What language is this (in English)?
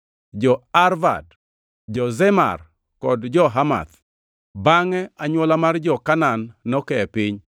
Luo (Kenya and Tanzania)